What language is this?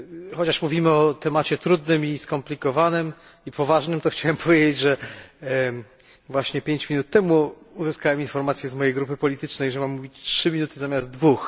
Polish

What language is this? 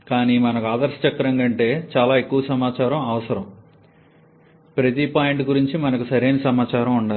Telugu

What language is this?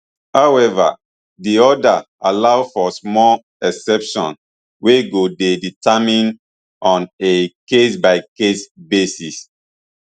Nigerian Pidgin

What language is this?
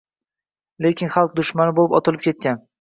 Uzbek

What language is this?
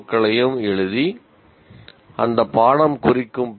Tamil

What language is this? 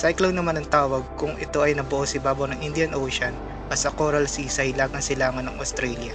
Filipino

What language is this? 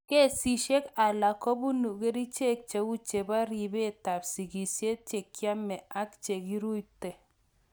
Kalenjin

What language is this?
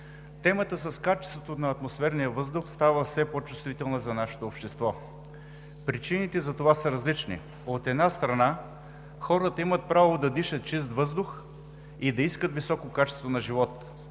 Bulgarian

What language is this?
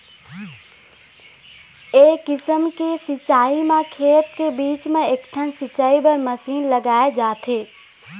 Chhattisgarhi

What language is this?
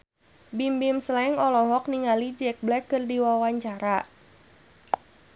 Sundanese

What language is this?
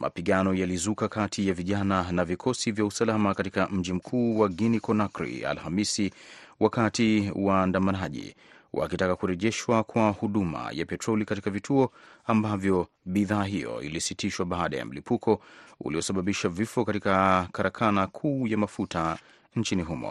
Swahili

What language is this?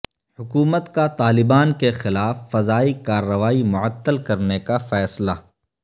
Urdu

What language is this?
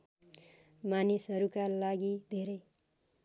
Nepali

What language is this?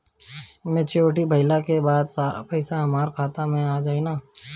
Bhojpuri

